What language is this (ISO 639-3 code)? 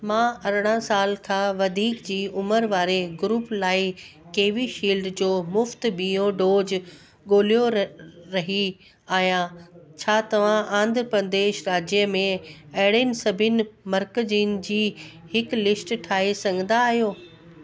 snd